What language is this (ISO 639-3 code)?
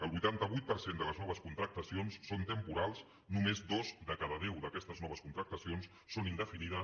cat